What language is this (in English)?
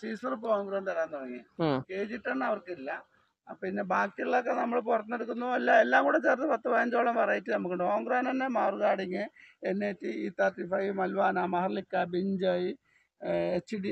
Malayalam